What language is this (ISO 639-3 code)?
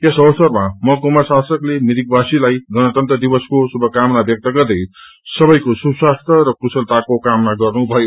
nep